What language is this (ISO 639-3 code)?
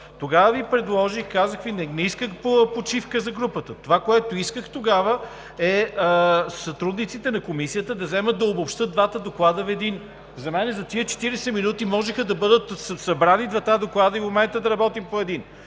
bul